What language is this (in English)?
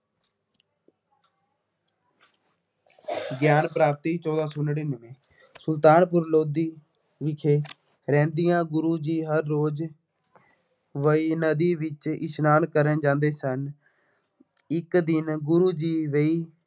Punjabi